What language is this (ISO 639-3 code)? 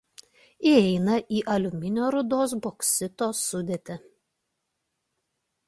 lit